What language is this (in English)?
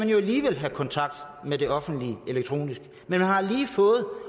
Danish